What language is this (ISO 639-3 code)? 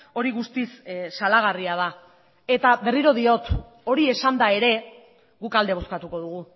eus